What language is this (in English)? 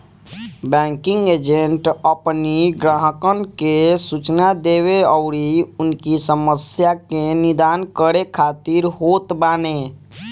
Bhojpuri